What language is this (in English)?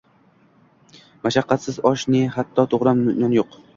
Uzbek